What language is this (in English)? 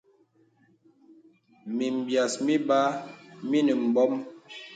Bebele